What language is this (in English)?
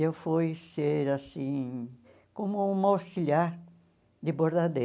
Portuguese